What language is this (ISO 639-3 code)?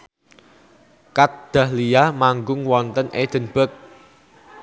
jav